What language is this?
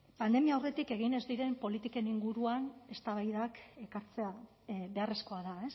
Basque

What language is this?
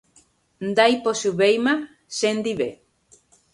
Guarani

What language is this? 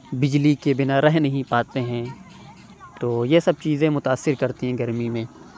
Urdu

